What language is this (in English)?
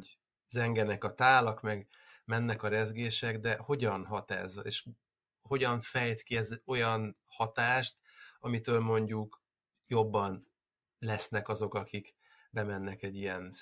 Hungarian